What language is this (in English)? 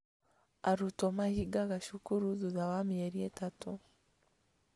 Kikuyu